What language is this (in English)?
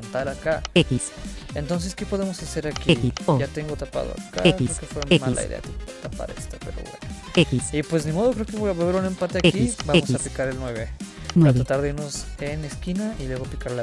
Spanish